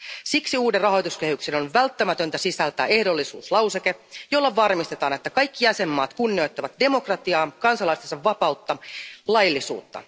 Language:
Finnish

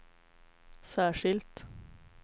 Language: Swedish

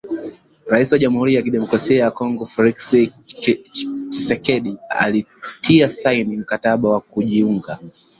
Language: Swahili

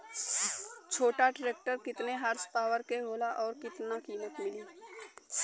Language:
Bhojpuri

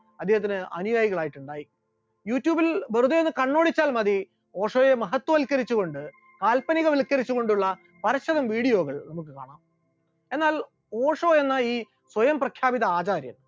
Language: Malayalam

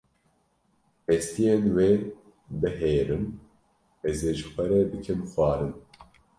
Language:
Kurdish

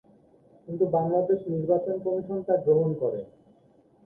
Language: Bangla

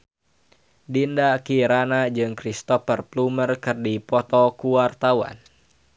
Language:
Sundanese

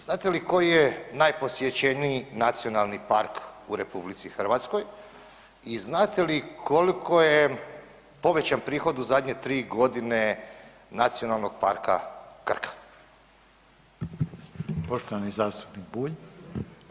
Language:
Croatian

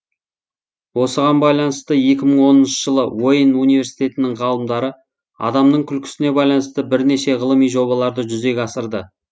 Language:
Kazakh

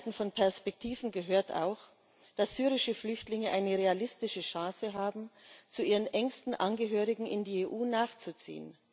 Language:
German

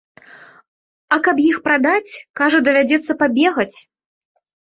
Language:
Belarusian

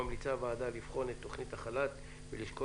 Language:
Hebrew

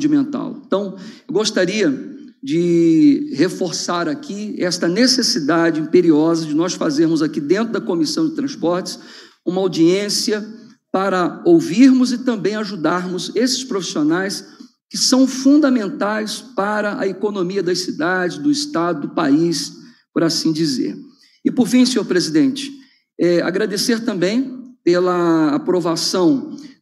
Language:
Portuguese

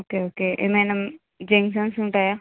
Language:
Telugu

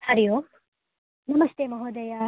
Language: Sanskrit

